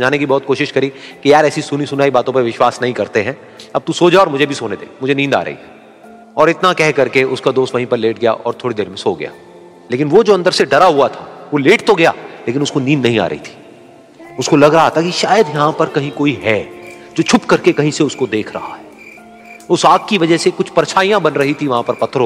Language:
Hindi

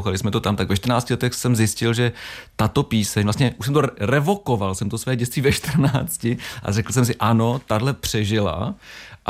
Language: Czech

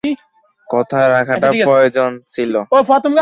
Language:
Bangla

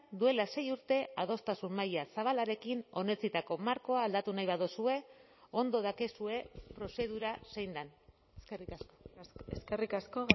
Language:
Basque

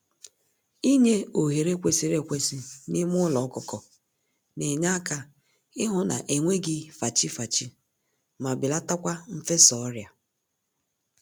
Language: Igbo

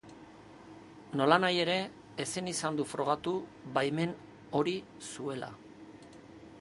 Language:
Basque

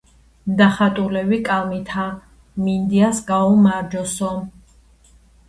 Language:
Georgian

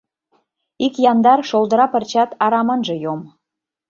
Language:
Mari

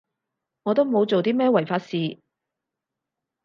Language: Cantonese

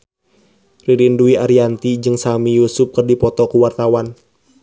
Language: Sundanese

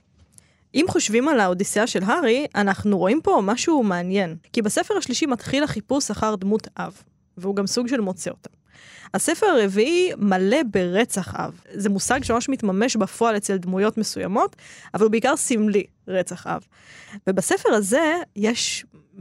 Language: Hebrew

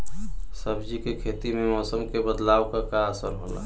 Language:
Bhojpuri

